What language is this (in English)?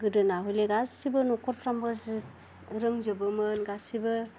Bodo